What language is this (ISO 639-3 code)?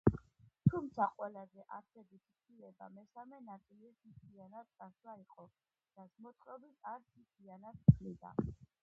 kat